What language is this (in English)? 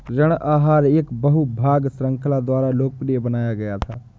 Hindi